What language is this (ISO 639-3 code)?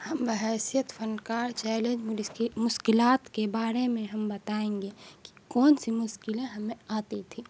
urd